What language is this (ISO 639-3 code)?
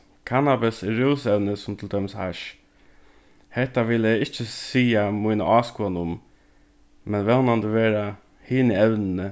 fao